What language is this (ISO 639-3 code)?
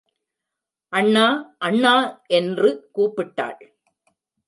tam